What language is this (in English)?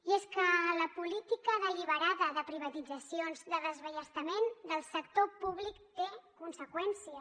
Catalan